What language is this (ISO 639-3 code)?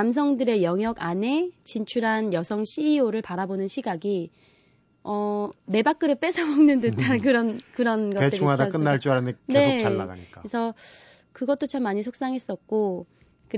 kor